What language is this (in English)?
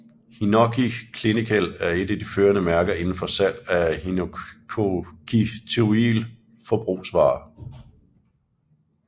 Danish